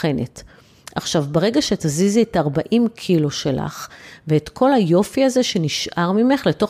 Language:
Hebrew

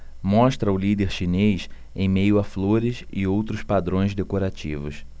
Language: Portuguese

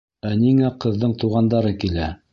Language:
Bashkir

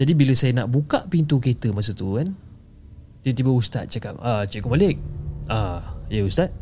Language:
Malay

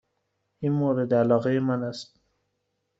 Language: Persian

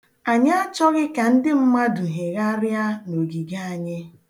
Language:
Igbo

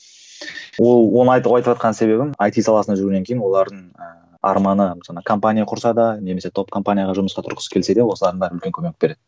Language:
Kazakh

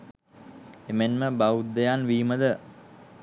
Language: Sinhala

